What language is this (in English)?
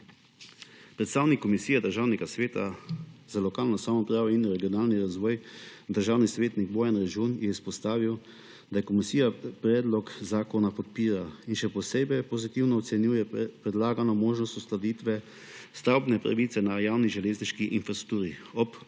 Slovenian